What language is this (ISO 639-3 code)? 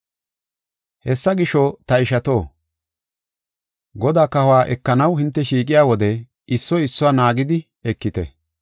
gof